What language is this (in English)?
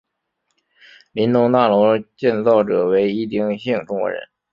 Chinese